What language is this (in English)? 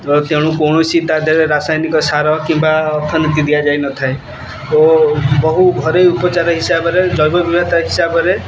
Odia